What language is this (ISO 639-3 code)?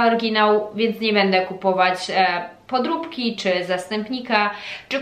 pol